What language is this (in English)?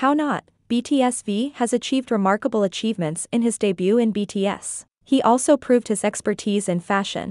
English